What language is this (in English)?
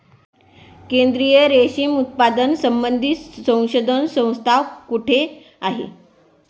Marathi